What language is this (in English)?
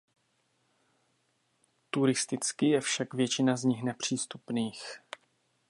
Czech